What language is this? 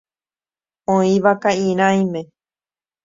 Guarani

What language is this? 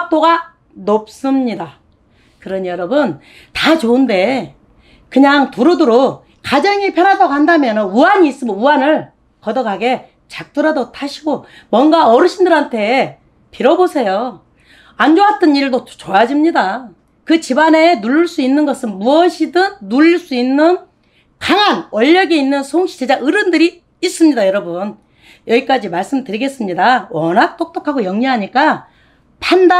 Korean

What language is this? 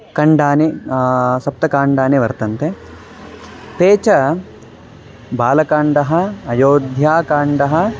Sanskrit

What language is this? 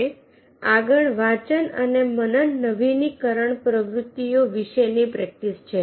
Gujarati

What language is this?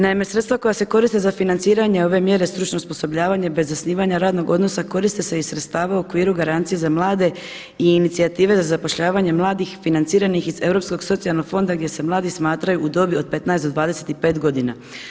Croatian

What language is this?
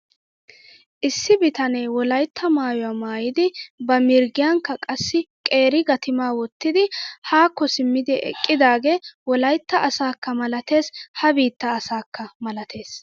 Wolaytta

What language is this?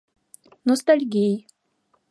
Mari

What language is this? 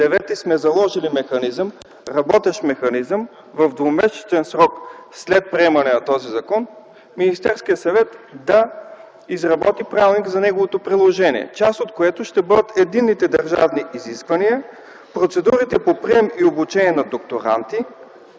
Bulgarian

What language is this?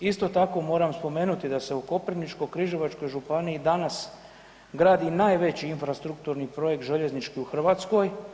Croatian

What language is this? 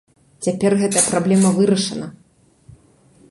Belarusian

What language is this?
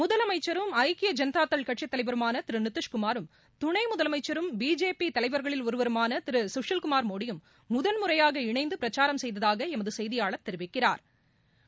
Tamil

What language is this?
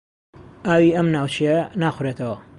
Central Kurdish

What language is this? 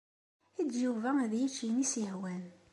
Kabyle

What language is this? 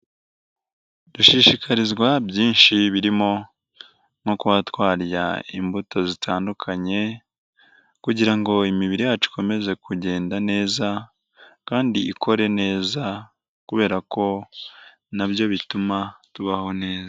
Kinyarwanda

